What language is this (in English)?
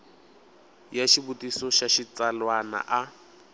Tsonga